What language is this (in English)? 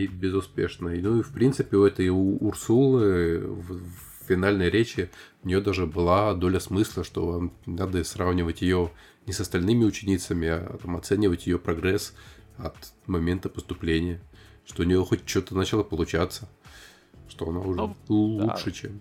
Russian